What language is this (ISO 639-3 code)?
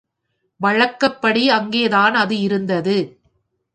tam